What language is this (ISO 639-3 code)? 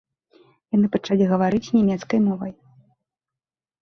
bel